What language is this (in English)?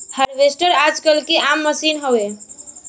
Bhojpuri